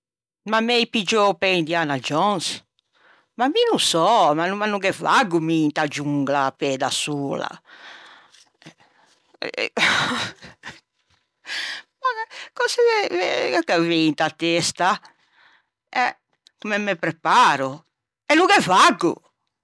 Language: Ligurian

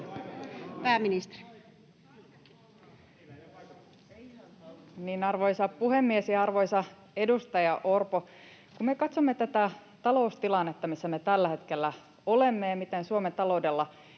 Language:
Finnish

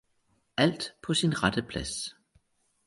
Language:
Danish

